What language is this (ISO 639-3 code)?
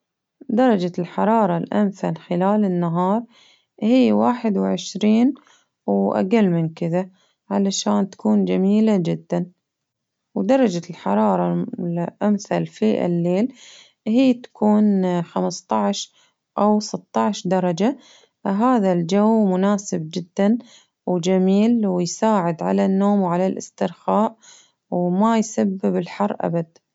abv